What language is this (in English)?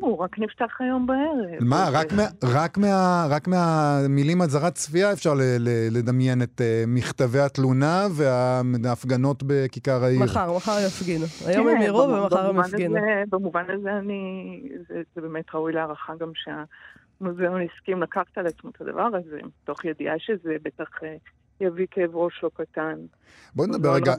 Hebrew